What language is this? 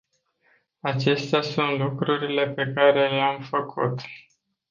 Romanian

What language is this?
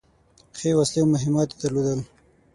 Pashto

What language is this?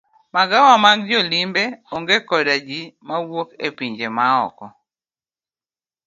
Luo (Kenya and Tanzania)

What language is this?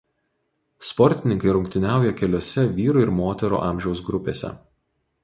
Lithuanian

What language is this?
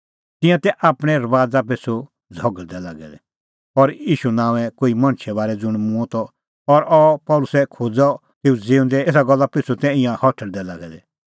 Kullu Pahari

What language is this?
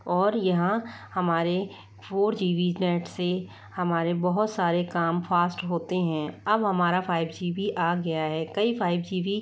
Hindi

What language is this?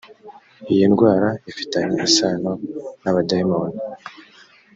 Kinyarwanda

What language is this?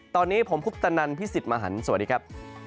Thai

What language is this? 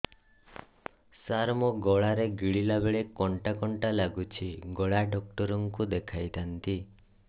Odia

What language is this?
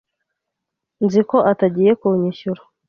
Kinyarwanda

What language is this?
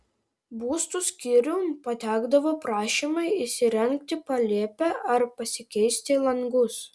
Lithuanian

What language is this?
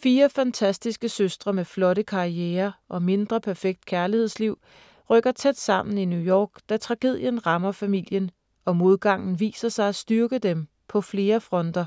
Danish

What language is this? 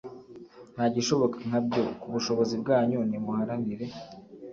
Kinyarwanda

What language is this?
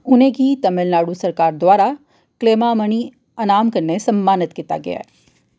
Dogri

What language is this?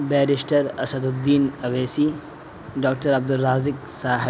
Urdu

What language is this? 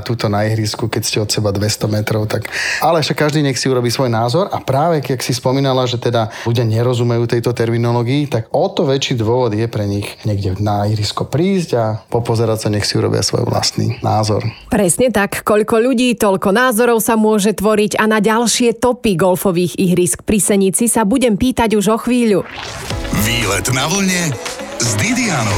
Slovak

